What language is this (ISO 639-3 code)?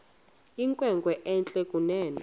xho